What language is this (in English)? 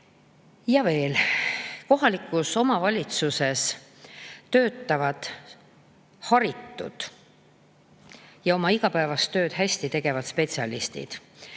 Estonian